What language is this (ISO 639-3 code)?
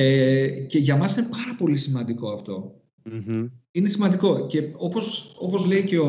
ell